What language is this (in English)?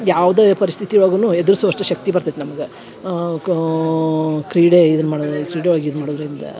Kannada